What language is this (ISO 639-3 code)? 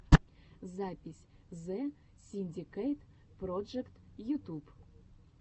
rus